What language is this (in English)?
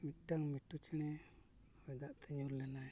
Santali